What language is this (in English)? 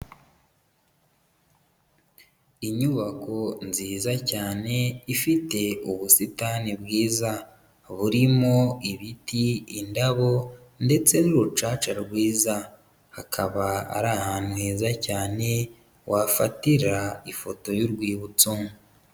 Kinyarwanda